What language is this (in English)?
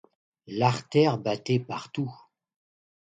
French